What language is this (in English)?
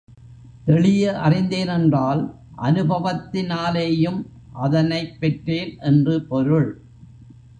Tamil